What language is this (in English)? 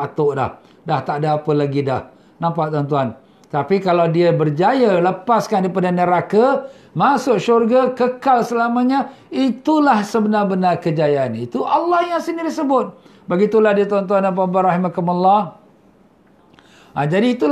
Malay